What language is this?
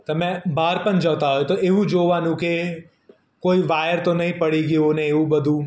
Gujarati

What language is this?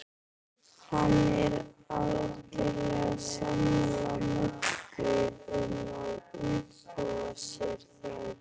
Icelandic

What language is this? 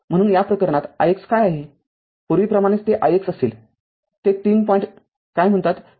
Marathi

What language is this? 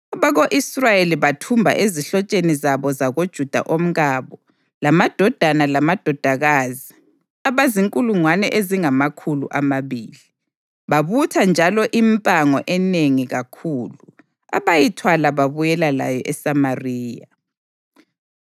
North Ndebele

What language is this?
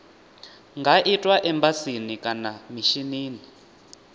Venda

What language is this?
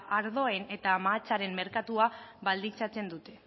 Basque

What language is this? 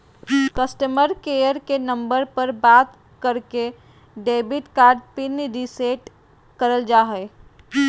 Magahi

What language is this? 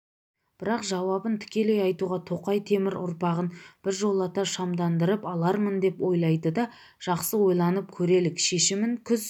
Kazakh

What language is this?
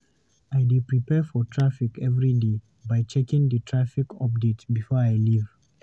Nigerian Pidgin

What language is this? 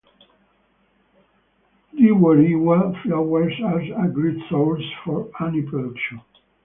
English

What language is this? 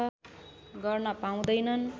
Nepali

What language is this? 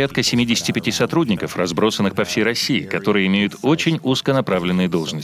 Russian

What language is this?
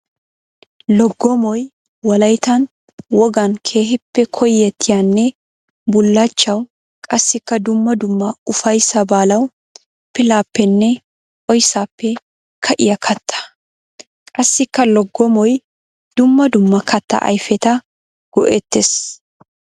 Wolaytta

